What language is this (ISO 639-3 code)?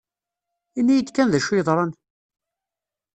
kab